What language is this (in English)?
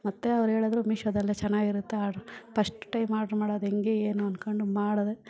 Kannada